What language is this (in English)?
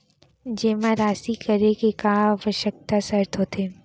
Chhattisgarhi